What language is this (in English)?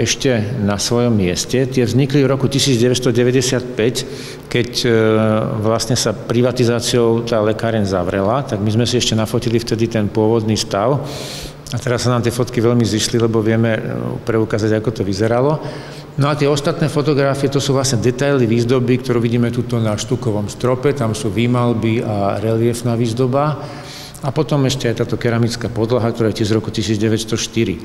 Slovak